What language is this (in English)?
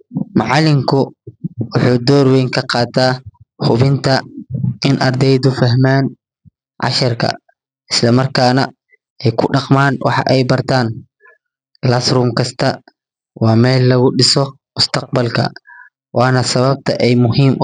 Somali